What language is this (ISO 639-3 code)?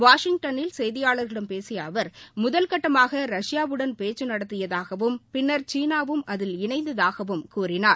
tam